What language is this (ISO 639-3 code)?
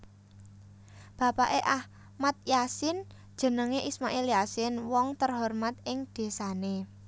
jav